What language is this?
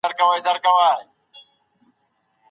Pashto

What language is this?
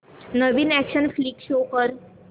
Marathi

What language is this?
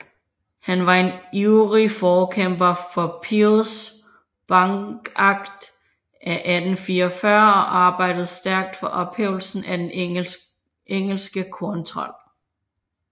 Danish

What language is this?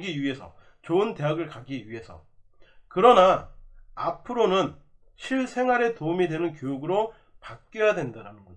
Korean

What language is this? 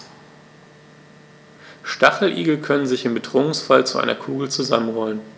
German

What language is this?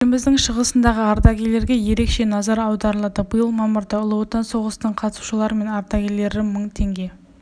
Kazakh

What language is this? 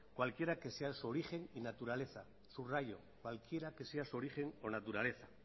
Spanish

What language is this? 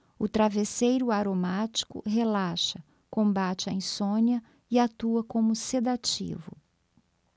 Portuguese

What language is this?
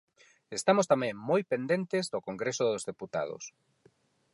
Galician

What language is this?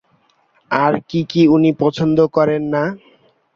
Bangla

